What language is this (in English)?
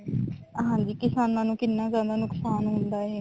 Punjabi